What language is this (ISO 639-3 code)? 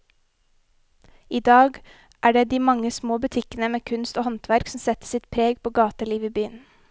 nor